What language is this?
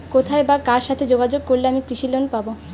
Bangla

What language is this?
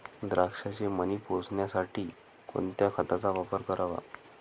Marathi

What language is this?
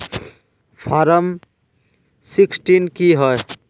Magahi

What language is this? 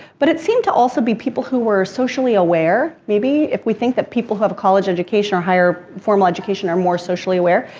English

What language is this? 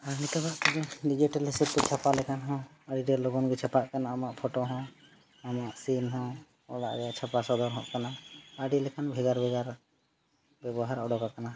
Santali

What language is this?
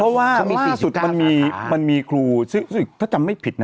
Thai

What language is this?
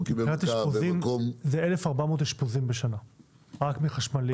Hebrew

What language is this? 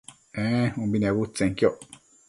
Matsés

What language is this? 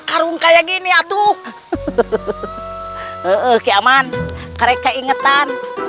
Indonesian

